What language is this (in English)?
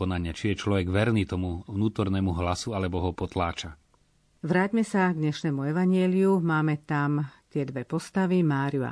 Slovak